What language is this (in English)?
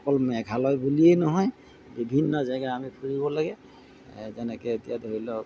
Assamese